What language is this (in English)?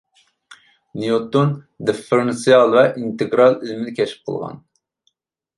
Uyghur